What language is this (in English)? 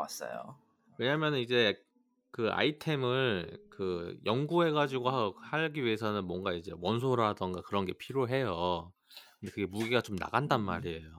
Korean